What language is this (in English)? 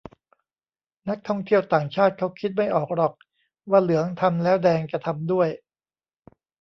Thai